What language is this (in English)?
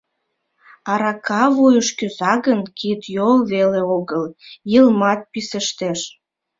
Mari